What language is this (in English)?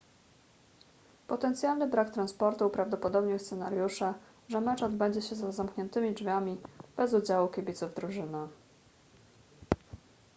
Polish